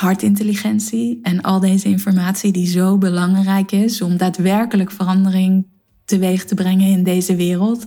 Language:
Dutch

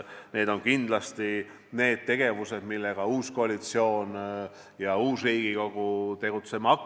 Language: Estonian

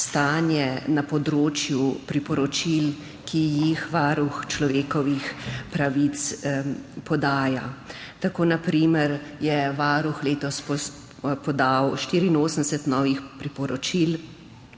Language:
Slovenian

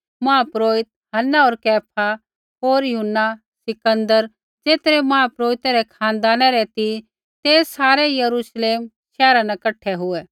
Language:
Kullu Pahari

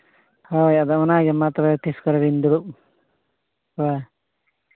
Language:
Santali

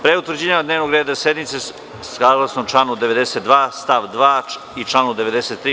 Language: Serbian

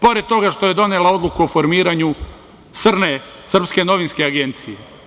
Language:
Serbian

